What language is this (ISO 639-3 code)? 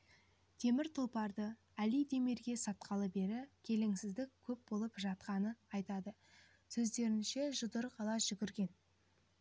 kaz